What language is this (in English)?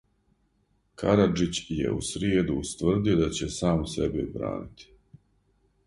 Serbian